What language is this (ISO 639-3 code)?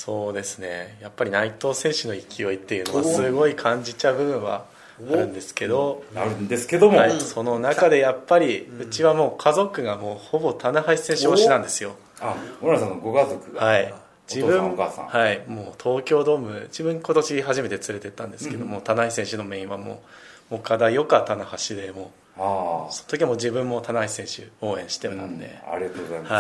jpn